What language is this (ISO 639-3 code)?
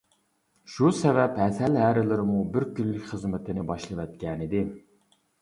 uig